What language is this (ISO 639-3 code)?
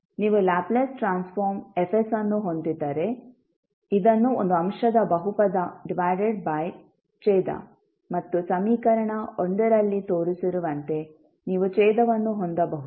kan